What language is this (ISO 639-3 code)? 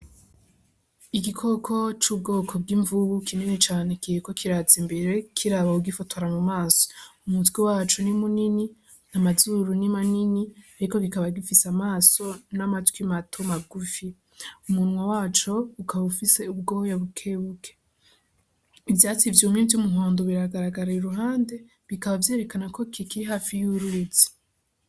run